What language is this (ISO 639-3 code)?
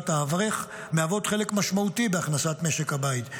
heb